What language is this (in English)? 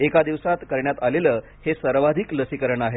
Marathi